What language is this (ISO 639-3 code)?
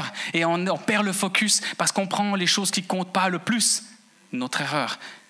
fra